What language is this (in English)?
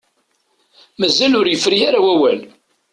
Kabyle